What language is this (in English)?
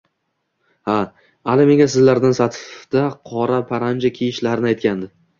Uzbek